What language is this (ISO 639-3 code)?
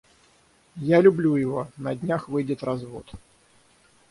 rus